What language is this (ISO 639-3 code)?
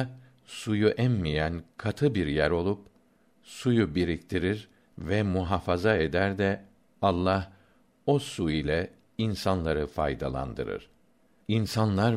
tur